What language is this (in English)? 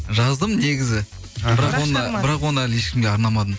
Kazakh